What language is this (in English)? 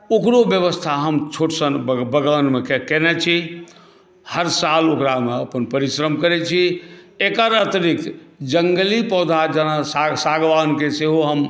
Maithili